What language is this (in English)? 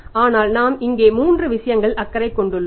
Tamil